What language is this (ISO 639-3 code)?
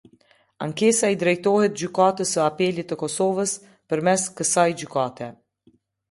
sqi